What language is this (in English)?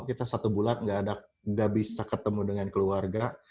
Indonesian